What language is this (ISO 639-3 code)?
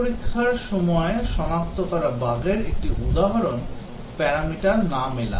ben